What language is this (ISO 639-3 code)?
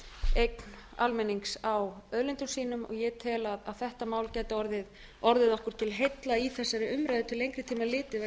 isl